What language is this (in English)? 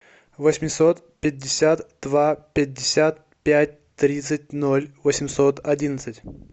Russian